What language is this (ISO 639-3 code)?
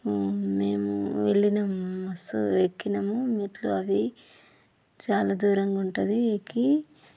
tel